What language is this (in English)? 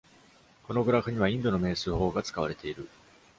Japanese